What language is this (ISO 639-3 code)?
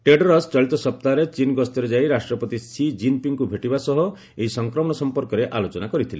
ori